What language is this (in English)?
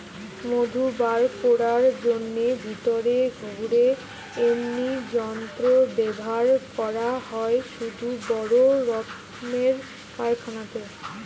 Bangla